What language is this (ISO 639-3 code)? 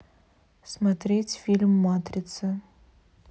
rus